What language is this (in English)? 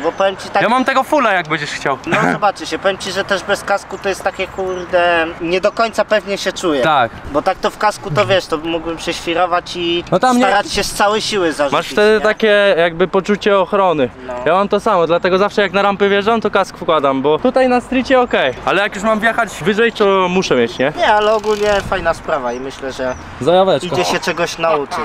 Polish